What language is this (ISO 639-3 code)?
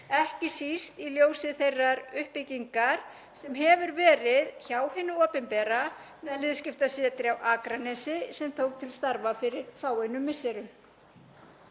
isl